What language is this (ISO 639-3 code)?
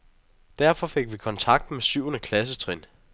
dan